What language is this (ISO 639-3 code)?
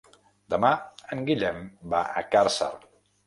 cat